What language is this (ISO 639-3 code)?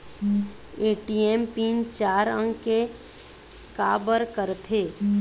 hne